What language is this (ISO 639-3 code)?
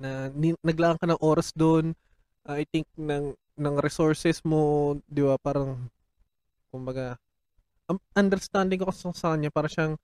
fil